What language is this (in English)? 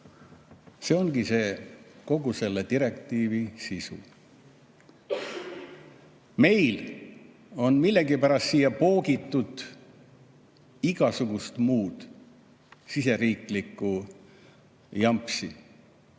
Estonian